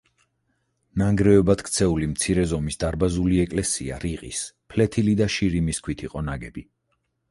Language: Georgian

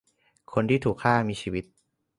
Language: Thai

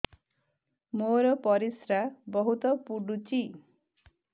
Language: Odia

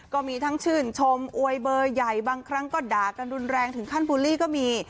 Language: Thai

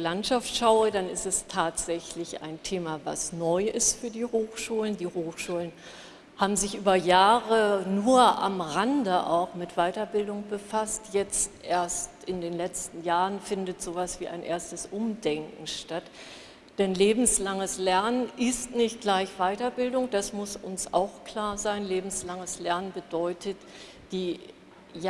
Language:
German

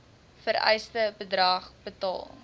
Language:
Afrikaans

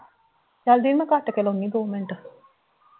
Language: Punjabi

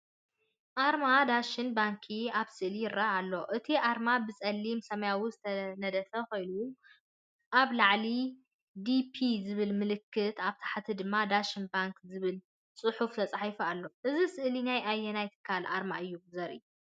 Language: Tigrinya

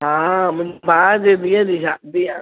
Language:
Sindhi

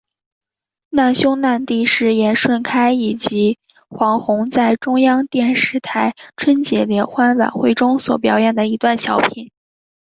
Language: Chinese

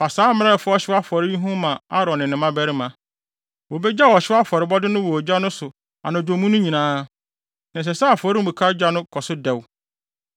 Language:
Akan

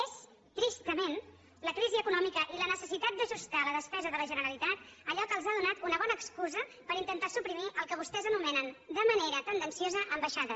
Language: Catalan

